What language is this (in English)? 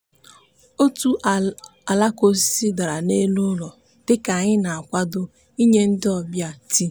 Igbo